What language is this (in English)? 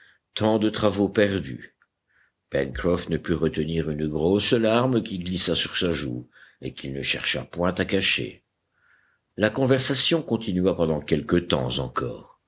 French